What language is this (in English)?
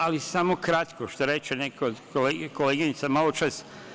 Serbian